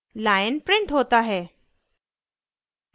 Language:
Hindi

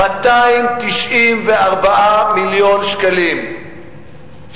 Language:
Hebrew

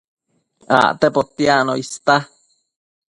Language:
Matsés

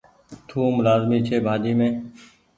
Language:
Goaria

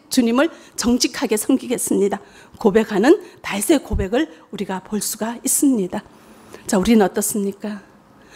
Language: Korean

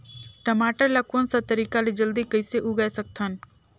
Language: Chhattisgarhi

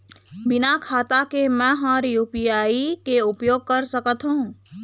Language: Chhattisgarhi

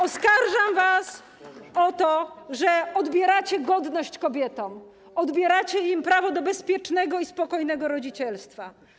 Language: Polish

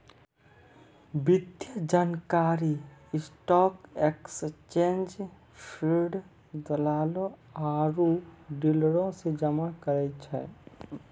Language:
Maithili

